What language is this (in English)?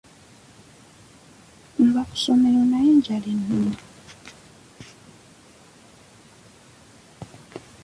Ganda